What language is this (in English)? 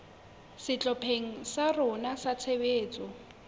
Southern Sotho